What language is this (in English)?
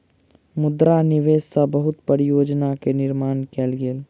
Maithili